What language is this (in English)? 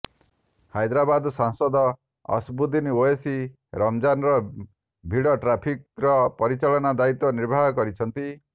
Odia